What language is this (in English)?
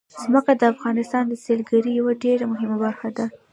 Pashto